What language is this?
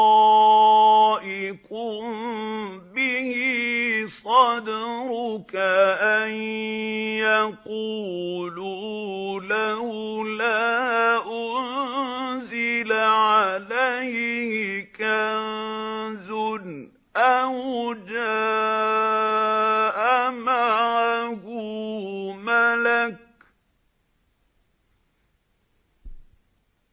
Arabic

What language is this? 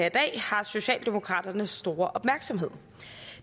Danish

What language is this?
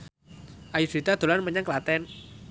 Javanese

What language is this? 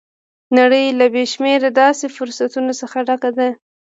Pashto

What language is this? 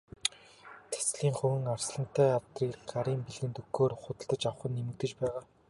Mongolian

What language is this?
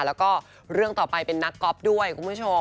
Thai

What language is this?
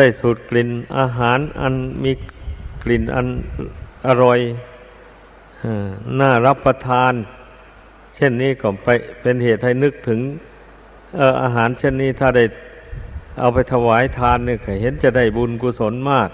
Thai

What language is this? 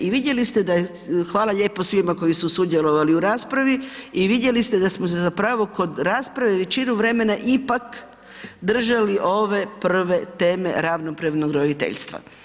Croatian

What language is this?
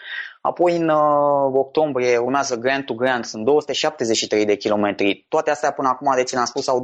Romanian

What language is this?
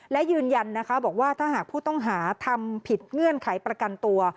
Thai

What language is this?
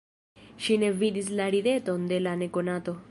Esperanto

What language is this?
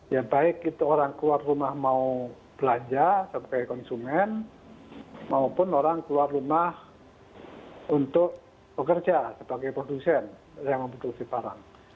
Indonesian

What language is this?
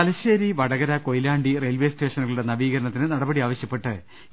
Malayalam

